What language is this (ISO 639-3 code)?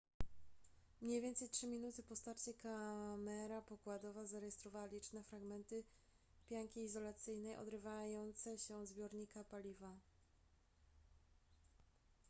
pol